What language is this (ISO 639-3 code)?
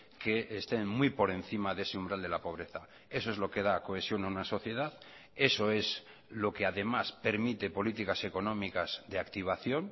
spa